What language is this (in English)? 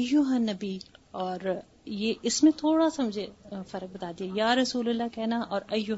Urdu